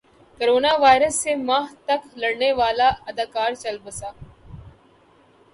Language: Urdu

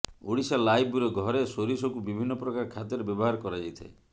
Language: Odia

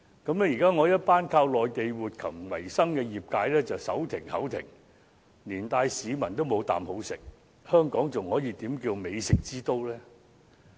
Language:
Cantonese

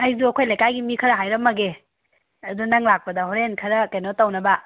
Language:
Manipuri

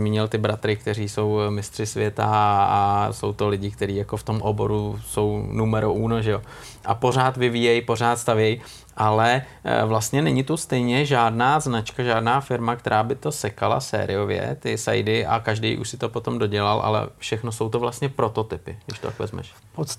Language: Czech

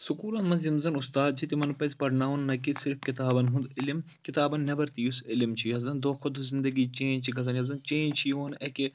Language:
Kashmiri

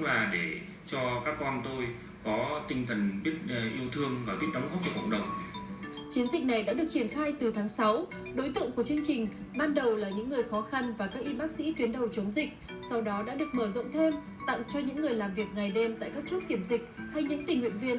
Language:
Vietnamese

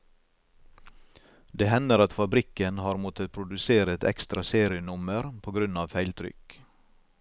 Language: Norwegian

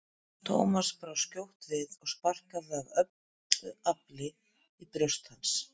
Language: Icelandic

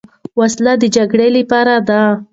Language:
Pashto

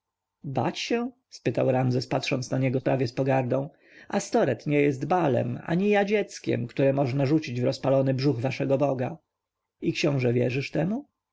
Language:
Polish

